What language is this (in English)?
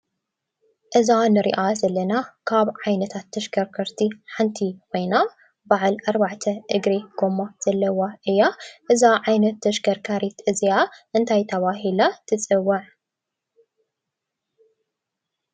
Tigrinya